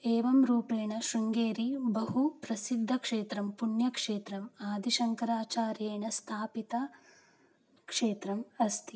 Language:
Sanskrit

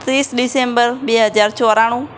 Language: Gujarati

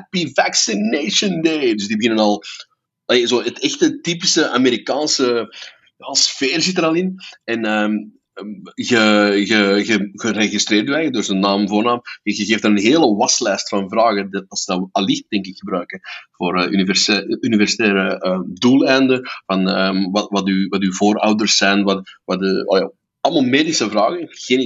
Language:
Dutch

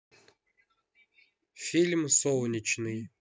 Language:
Russian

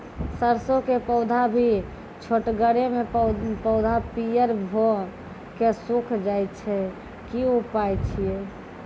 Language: Maithili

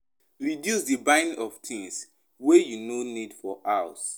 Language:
Nigerian Pidgin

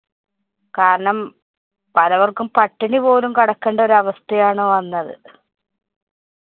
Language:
Malayalam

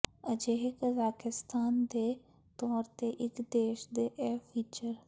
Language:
Punjabi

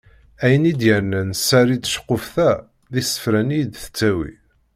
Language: Kabyle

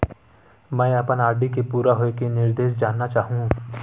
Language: Chhattisgarhi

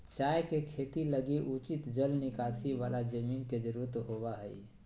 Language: Magahi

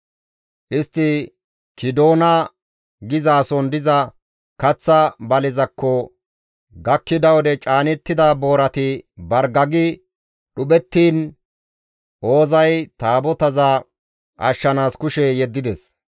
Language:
Gamo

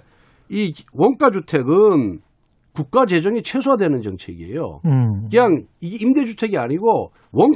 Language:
Korean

